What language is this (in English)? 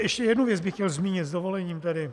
Czech